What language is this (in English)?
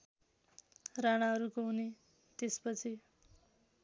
Nepali